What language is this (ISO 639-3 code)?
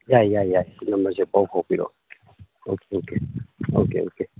mni